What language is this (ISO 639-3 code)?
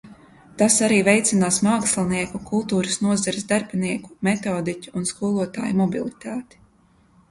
lav